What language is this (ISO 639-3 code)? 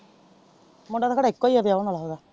pan